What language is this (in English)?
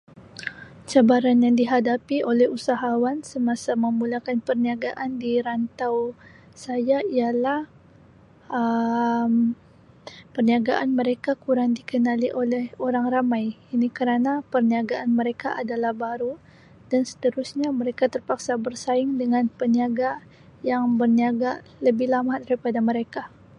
Sabah Malay